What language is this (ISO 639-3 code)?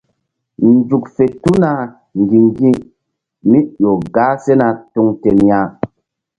mdd